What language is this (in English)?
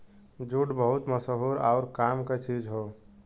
Bhojpuri